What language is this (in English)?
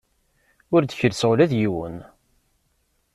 Kabyle